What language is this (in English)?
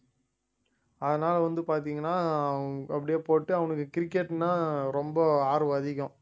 Tamil